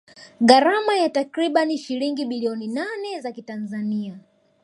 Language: Swahili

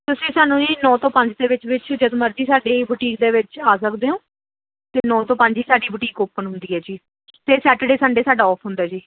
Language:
Punjabi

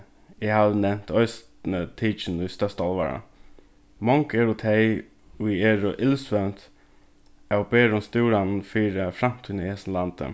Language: Faroese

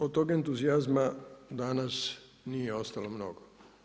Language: Croatian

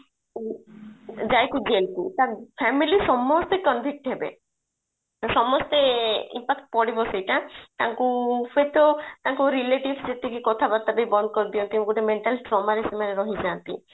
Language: Odia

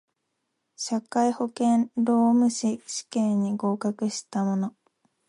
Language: Japanese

